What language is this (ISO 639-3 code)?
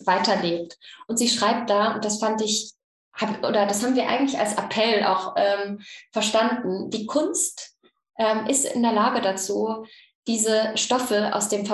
deu